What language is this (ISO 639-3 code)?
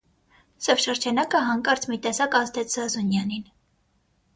hye